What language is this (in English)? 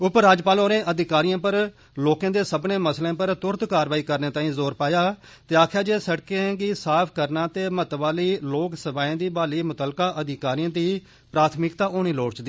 Dogri